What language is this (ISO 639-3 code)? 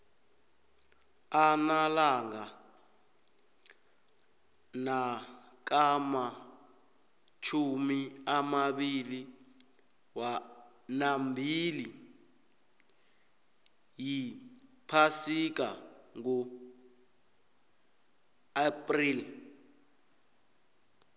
nbl